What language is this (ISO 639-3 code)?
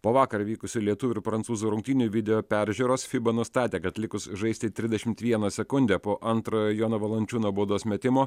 lit